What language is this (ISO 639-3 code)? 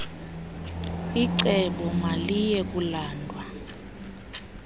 xho